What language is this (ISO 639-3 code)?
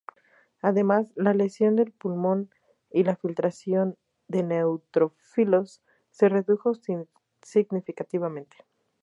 spa